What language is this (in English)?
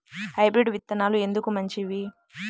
Telugu